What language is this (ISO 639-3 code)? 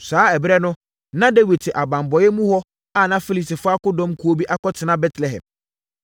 aka